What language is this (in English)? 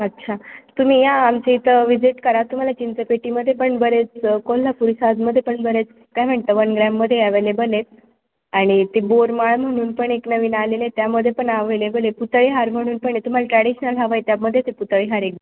Marathi